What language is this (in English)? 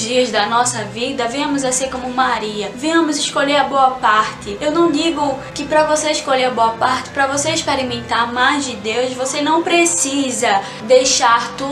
Portuguese